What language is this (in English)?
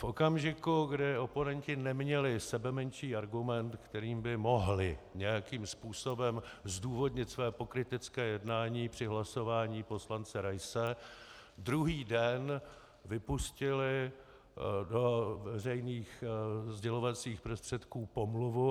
Czech